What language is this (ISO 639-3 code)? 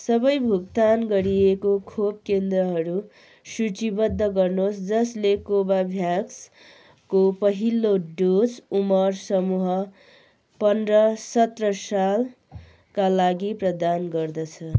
nep